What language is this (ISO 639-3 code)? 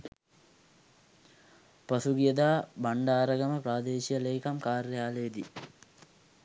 sin